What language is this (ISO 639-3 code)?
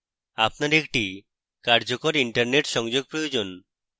ben